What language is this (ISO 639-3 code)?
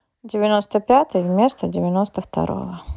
rus